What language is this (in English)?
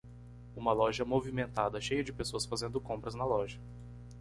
Portuguese